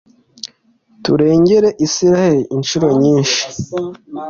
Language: Kinyarwanda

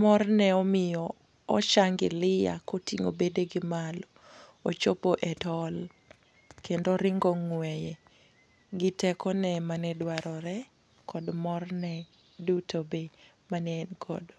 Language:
Luo (Kenya and Tanzania)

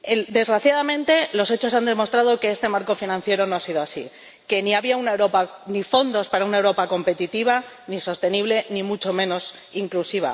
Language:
Spanish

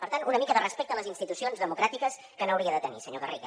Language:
Catalan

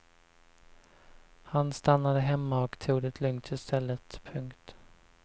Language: Swedish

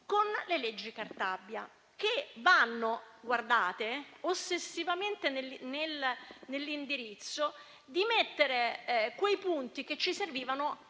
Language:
Italian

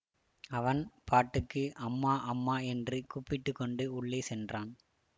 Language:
Tamil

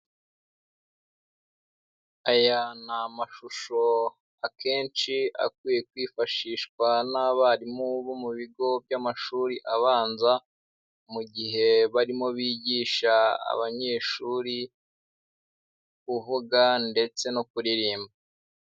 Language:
Kinyarwanda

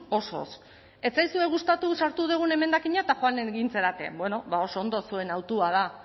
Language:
Basque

